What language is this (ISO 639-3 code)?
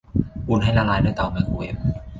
tha